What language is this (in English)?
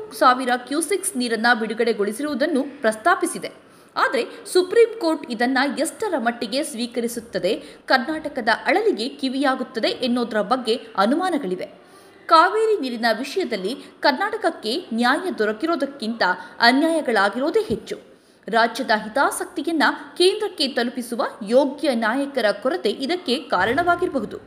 Kannada